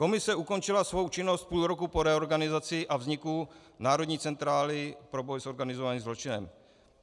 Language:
Czech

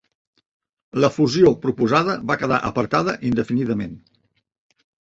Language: Catalan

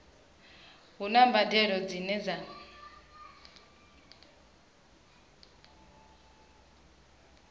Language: Venda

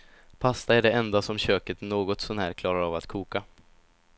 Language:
Swedish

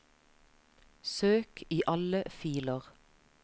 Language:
Norwegian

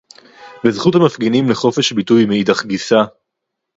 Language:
Hebrew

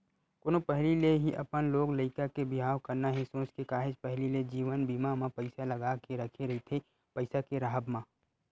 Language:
Chhattisgarhi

